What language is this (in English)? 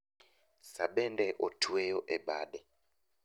Luo (Kenya and Tanzania)